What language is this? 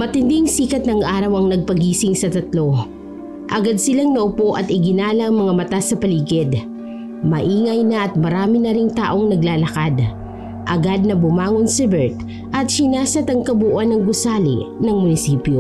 Filipino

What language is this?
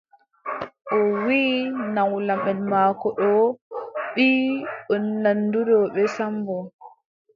Adamawa Fulfulde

